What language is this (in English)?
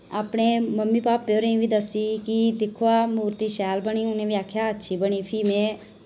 Dogri